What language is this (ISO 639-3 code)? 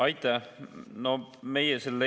est